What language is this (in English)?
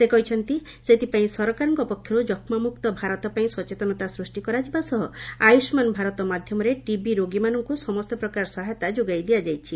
Odia